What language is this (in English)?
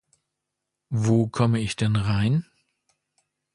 German